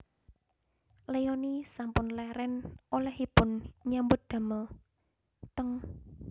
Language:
Javanese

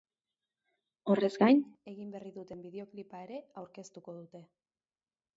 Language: Basque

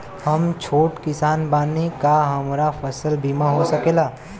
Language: Bhojpuri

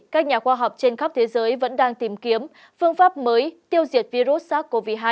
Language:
Vietnamese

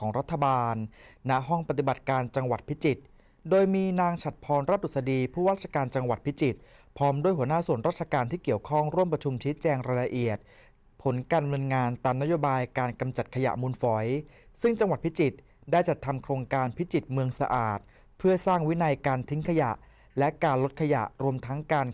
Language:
Thai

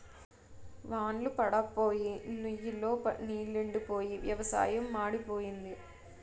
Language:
Telugu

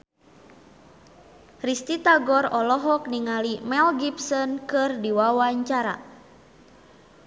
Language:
Sundanese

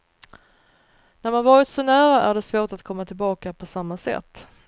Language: Swedish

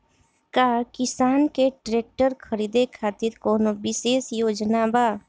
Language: Bhojpuri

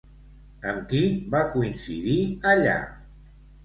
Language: Catalan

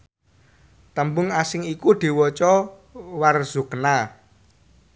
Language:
Javanese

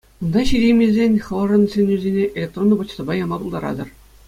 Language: Chuvash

